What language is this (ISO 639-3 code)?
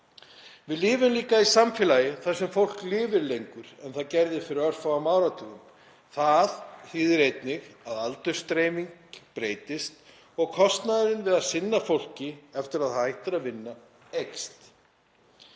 isl